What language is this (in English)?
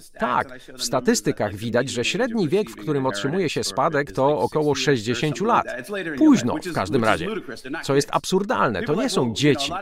Polish